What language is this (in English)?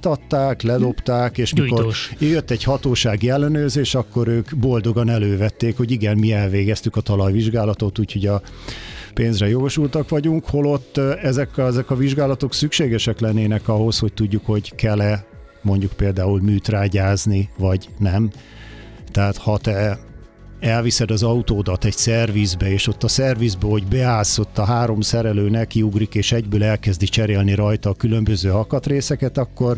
Hungarian